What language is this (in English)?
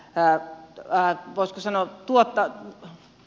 Finnish